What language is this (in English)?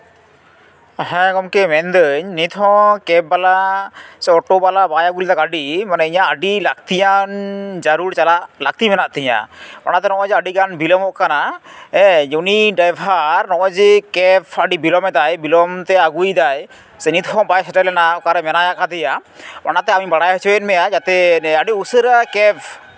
Santali